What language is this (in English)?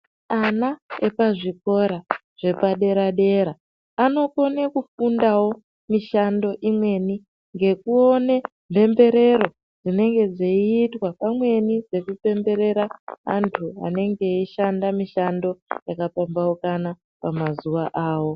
Ndau